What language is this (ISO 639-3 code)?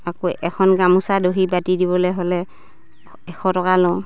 asm